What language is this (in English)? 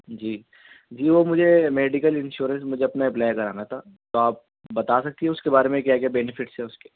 Urdu